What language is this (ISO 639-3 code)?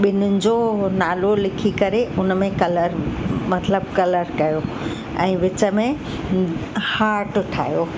snd